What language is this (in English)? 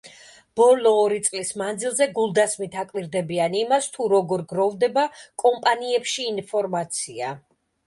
Georgian